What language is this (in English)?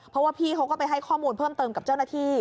Thai